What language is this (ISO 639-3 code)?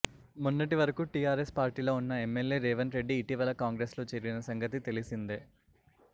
tel